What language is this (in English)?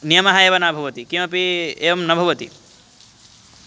Sanskrit